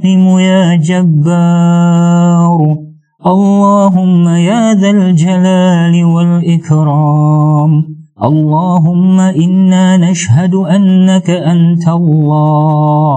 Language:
Malay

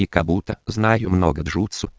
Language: Russian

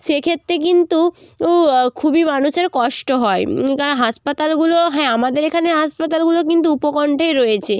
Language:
Bangla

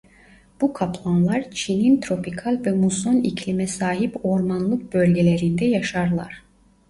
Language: Turkish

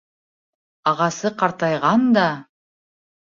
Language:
Bashkir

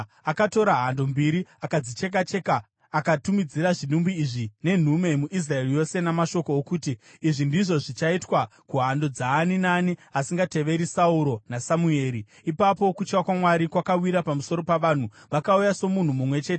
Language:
Shona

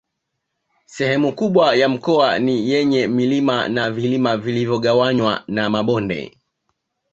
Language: Swahili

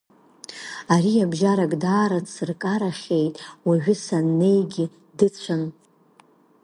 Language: Abkhazian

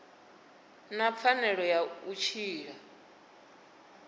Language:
Venda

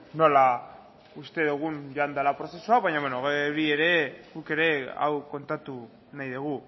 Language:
Basque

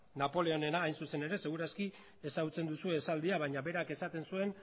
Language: Basque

